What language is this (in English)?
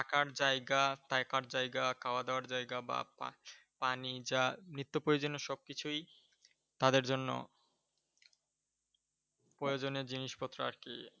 Bangla